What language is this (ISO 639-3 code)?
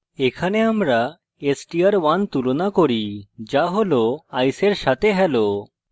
ben